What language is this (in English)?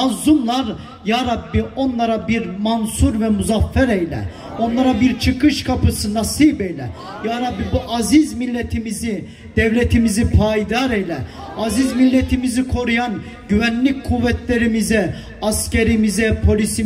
Turkish